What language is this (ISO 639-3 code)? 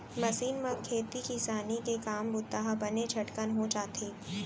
hne